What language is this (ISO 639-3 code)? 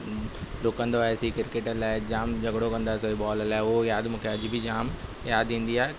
snd